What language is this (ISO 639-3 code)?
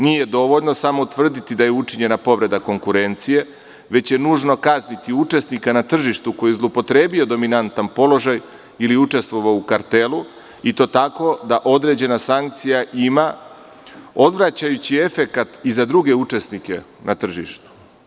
srp